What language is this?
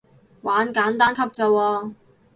Cantonese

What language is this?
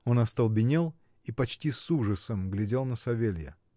Russian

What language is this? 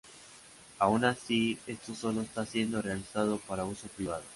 Spanish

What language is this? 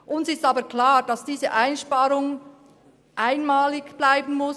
Swiss German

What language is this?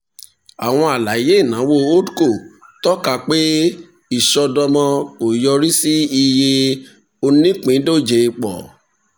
Yoruba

